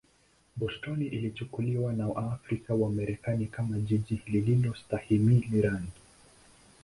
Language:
Swahili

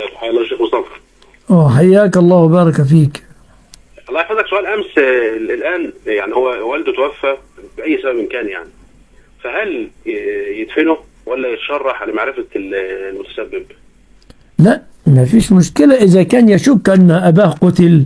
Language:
Arabic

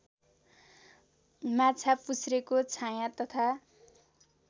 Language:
Nepali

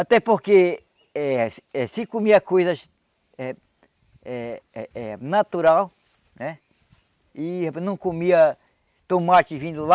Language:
Portuguese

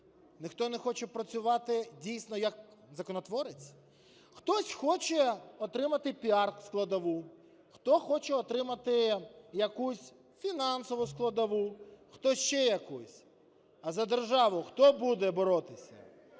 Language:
Ukrainian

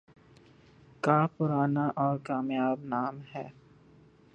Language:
Urdu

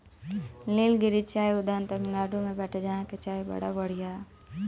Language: Bhojpuri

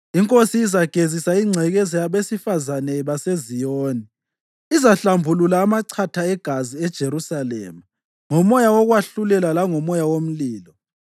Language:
North Ndebele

